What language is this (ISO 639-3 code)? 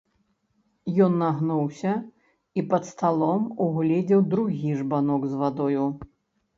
bel